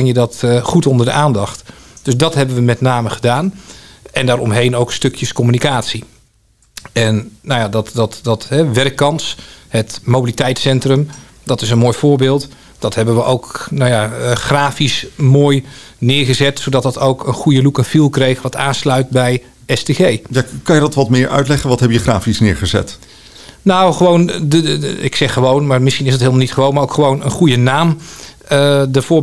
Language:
Dutch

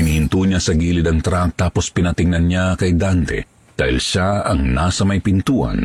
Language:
Filipino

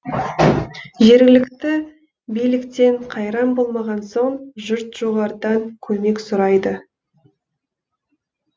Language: Kazakh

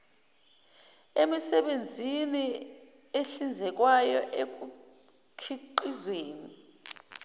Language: Zulu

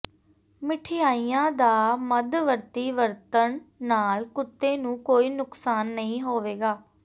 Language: Punjabi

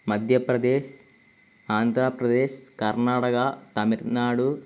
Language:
Malayalam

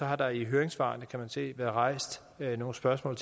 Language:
Danish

